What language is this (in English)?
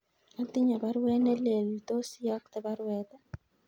Kalenjin